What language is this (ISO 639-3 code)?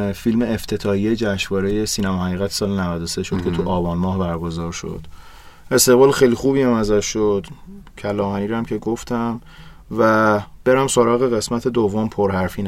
fas